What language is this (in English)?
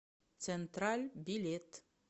Russian